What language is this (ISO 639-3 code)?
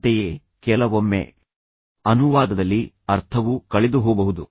kan